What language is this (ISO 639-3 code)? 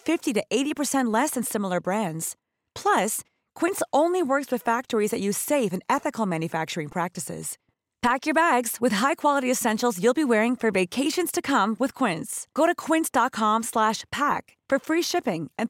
fil